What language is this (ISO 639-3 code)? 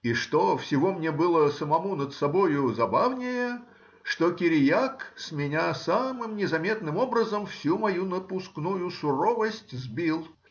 rus